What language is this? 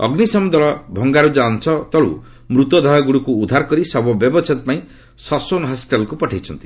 Odia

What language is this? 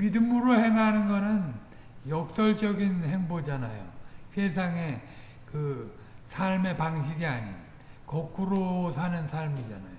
Korean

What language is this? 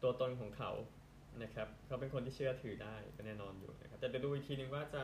Thai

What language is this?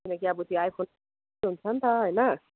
Nepali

